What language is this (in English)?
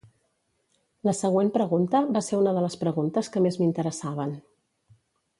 Catalan